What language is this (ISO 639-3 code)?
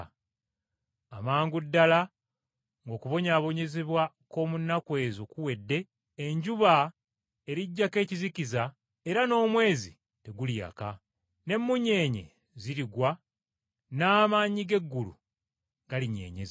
lug